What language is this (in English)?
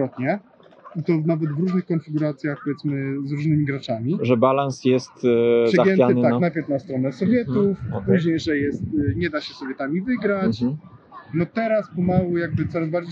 Polish